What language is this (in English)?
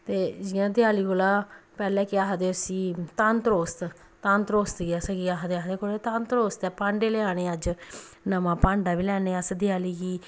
Dogri